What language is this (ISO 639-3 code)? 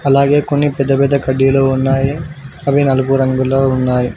tel